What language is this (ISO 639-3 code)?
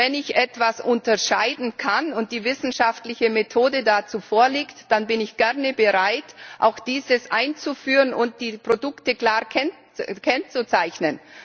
deu